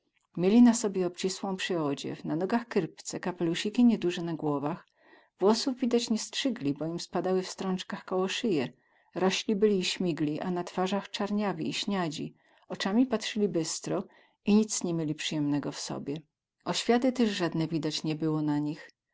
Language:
Polish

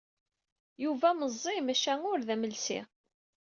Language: Kabyle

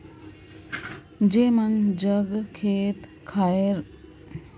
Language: Chhattisgarhi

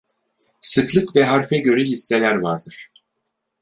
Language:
Turkish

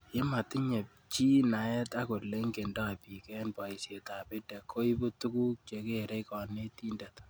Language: Kalenjin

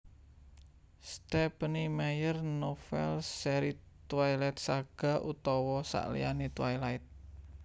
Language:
Javanese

